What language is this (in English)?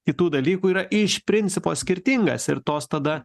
Lithuanian